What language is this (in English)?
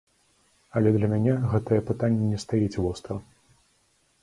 Belarusian